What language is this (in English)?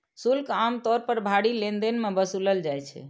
Maithili